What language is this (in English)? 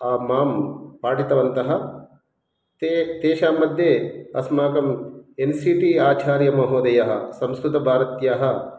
Sanskrit